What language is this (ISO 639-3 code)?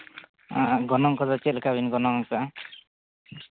sat